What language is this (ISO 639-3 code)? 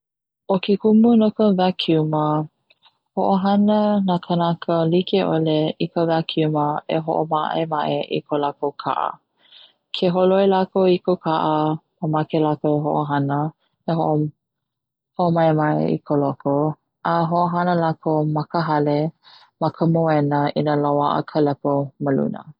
haw